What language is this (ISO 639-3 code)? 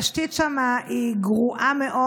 heb